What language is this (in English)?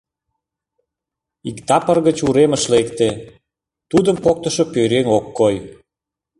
Mari